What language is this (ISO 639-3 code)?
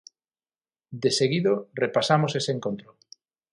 glg